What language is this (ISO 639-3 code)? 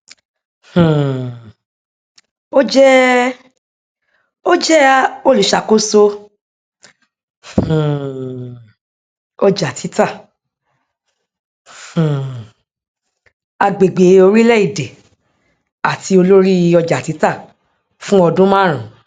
yor